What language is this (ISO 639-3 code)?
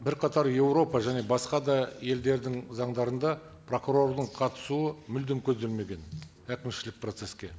kaz